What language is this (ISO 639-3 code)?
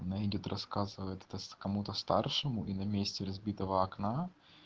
rus